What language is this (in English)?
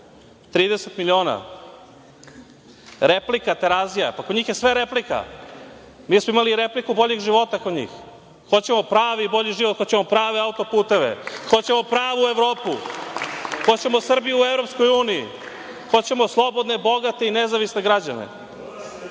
Serbian